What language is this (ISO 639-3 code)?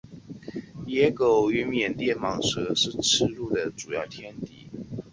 zho